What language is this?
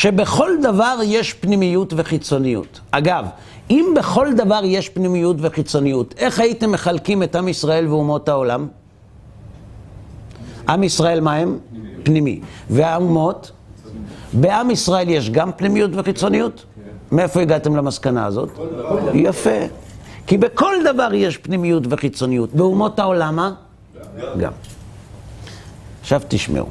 Hebrew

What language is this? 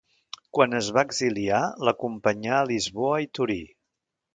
Catalan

